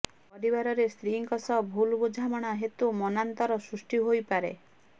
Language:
Odia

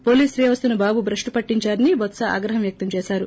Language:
Telugu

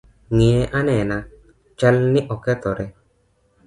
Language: Luo (Kenya and Tanzania)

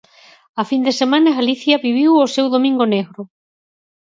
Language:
Galician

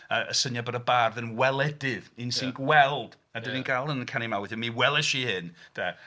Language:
Welsh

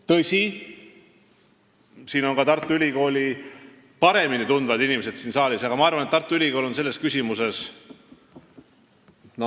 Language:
Estonian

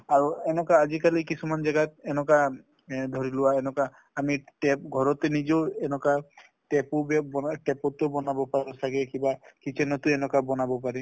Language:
Assamese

